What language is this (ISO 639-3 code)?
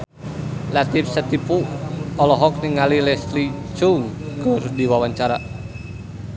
sun